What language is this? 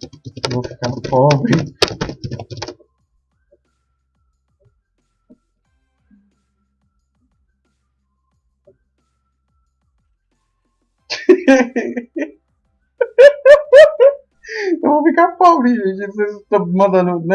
Portuguese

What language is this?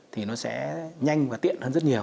Vietnamese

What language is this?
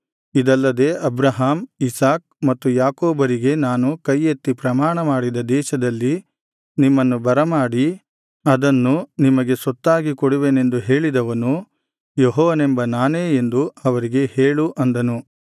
Kannada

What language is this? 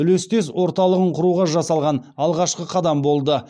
Kazakh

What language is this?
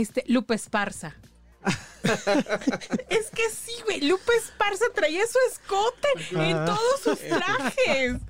Spanish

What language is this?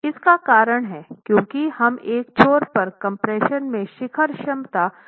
Hindi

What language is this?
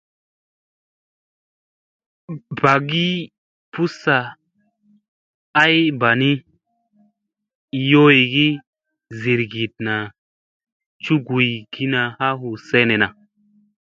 Musey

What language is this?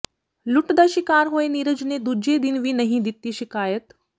Punjabi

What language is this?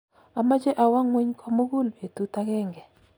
Kalenjin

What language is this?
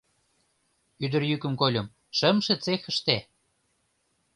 Mari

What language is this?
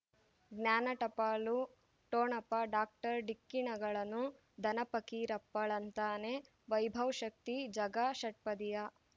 Kannada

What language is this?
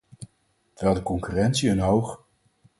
Dutch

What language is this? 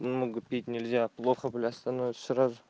Russian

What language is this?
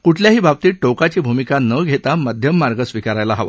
Marathi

